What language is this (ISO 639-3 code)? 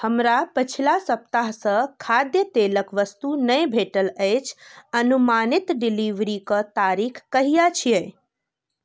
mai